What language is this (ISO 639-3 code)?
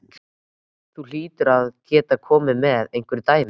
isl